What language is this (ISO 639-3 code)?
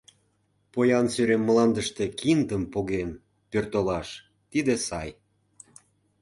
chm